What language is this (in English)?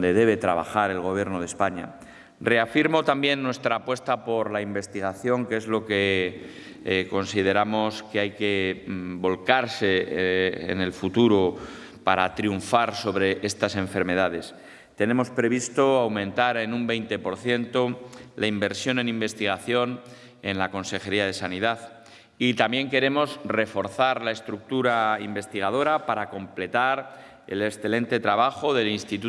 Spanish